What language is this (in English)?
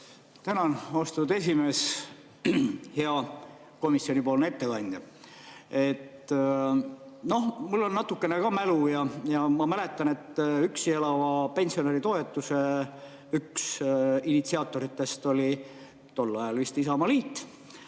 Estonian